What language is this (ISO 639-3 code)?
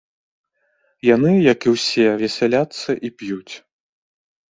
bel